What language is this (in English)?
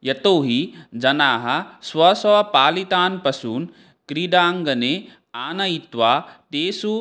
Sanskrit